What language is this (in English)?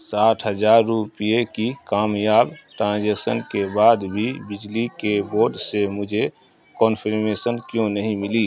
Urdu